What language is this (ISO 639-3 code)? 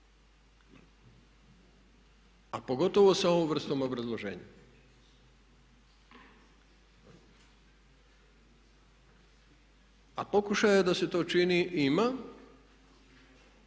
hrv